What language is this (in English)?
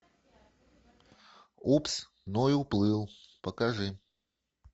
Russian